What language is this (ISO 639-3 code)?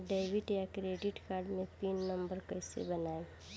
bho